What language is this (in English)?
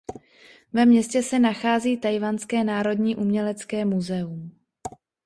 Czech